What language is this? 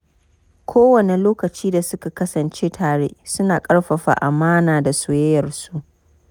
Hausa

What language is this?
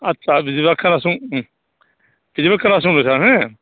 Bodo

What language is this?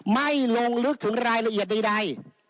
Thai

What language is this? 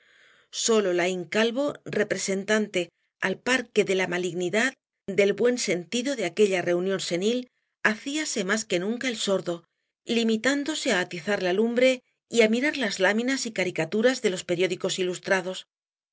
Spanish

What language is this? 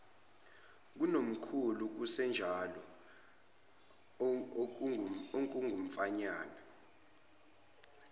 Zulu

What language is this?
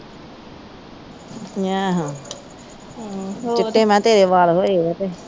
Punjabi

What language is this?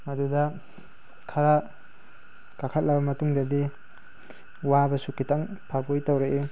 Manipuri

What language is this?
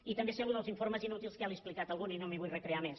Catalan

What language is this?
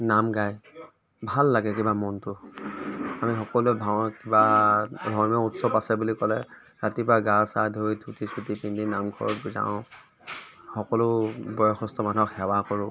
Assamese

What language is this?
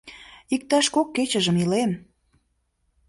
Mari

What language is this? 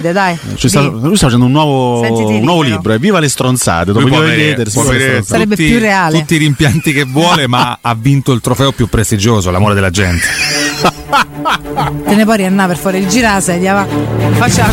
Italian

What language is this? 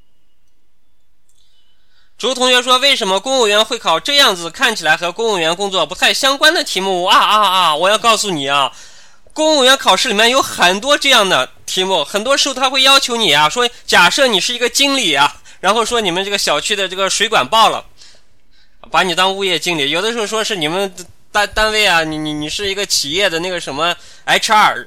Chinese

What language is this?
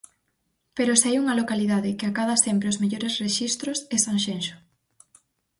Galician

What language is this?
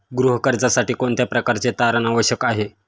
Marathi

